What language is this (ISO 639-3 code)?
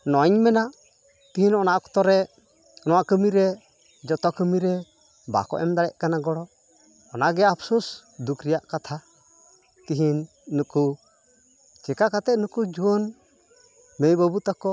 sat